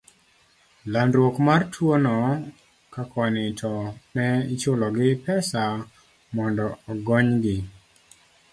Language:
Luo (Kenya and Tanzania)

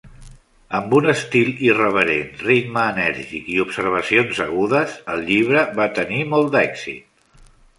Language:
Catalan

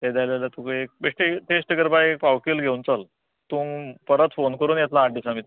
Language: Konkani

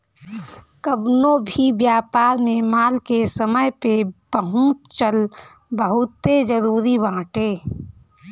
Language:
Bhojpuri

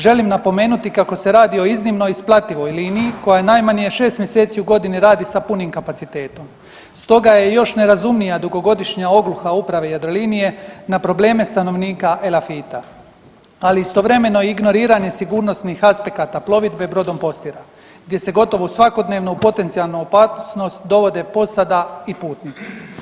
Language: Croatian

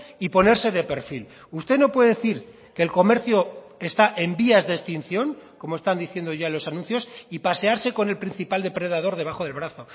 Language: Spanish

